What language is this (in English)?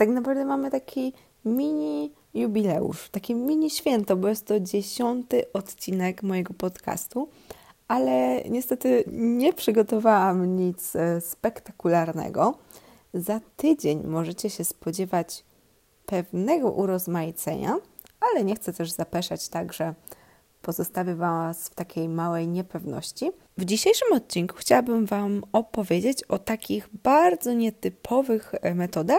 Polish